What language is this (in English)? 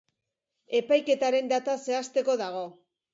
Basque